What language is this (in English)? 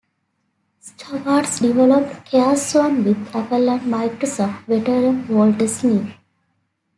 English